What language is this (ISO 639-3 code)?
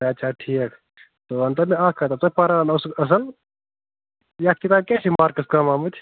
kas